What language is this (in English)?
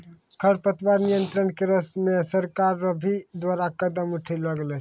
Maithili